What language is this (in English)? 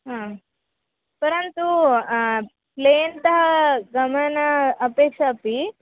Sanskrit